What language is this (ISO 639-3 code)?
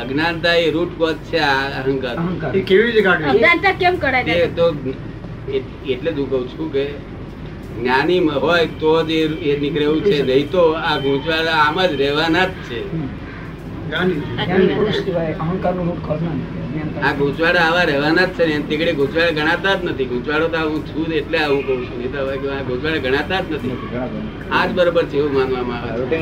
guj